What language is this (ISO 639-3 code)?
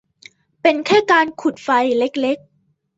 tha